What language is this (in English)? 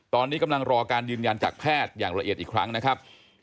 Thai